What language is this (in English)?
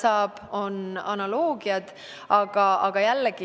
Estonian